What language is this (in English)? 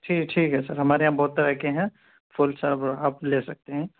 Urdu